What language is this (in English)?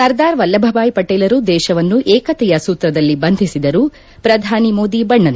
Kannada